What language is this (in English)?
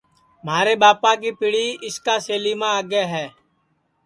Sansi